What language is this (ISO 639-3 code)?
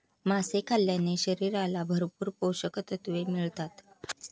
mar